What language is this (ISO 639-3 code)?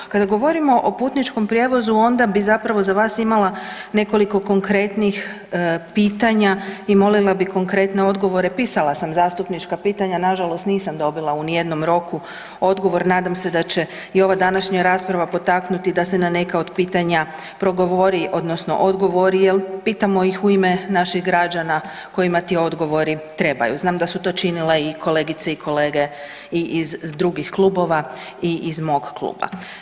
hrv